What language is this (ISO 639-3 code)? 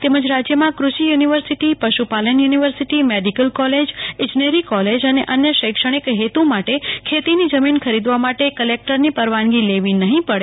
guj